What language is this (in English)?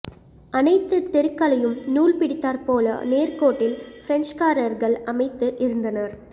Tamil